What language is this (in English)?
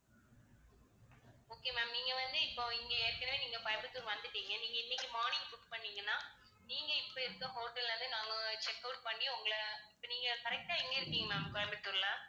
Tamil